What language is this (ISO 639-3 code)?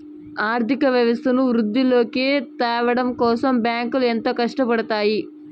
tel